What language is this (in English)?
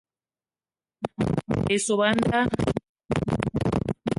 Eton (Cameroon)